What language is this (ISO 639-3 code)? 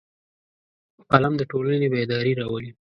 pus